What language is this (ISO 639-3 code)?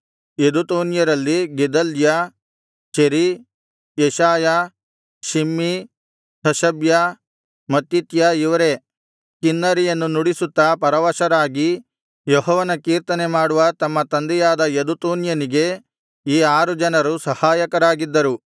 kan